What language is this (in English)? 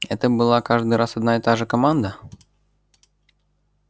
Russian